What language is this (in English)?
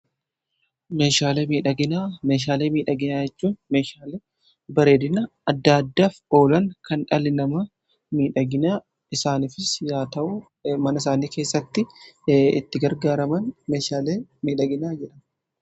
Oromo